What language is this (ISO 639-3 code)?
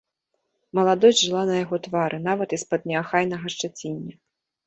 bel